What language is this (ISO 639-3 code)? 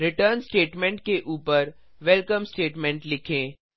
hin